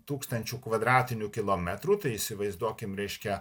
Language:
Lithuanian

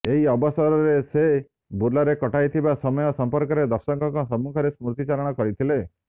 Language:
Odia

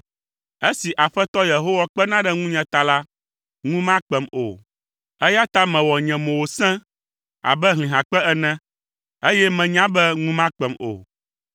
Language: Ewe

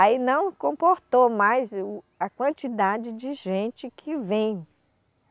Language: Portuguese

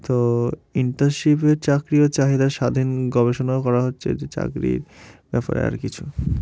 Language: Bangla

